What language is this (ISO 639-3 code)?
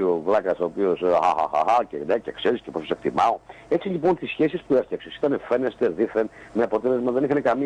ell